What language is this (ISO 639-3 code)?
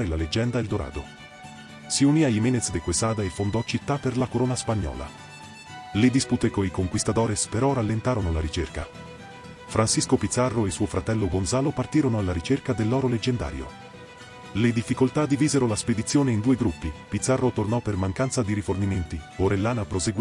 ita